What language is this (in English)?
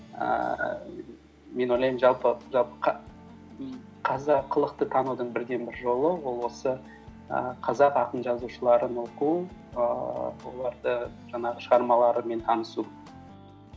Kazakh